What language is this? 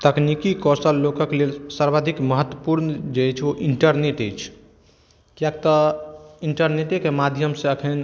Maithili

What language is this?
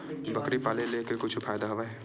Chhattisgarhi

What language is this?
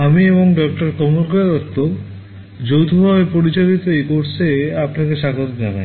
Bangla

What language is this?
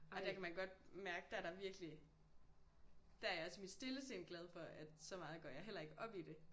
Danish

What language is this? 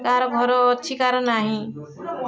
Odia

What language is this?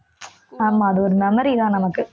Tamil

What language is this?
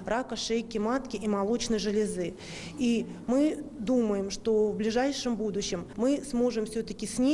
Russian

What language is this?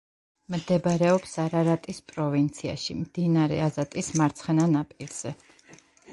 Georgian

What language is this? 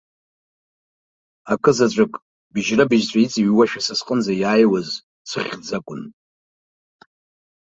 Abkhazian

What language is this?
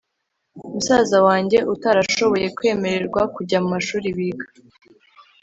Kinyarwanda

